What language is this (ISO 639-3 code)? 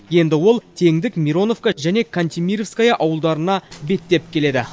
kaz